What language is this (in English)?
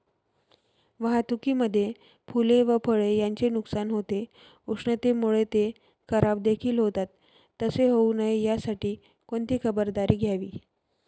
Marathi